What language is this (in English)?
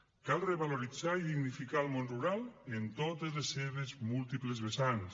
Catalan